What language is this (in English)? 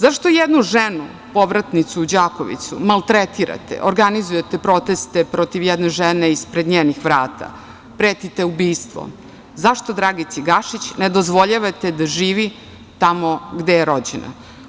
Serbian